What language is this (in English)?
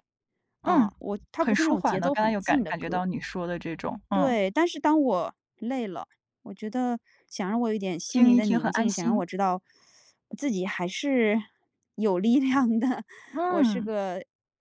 Chinese